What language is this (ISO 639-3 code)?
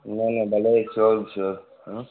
snd